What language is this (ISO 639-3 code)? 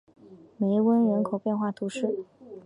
zho